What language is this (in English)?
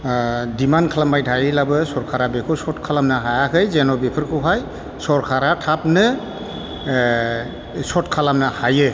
Bodo